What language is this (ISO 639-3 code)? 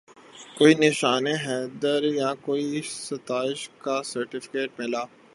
urd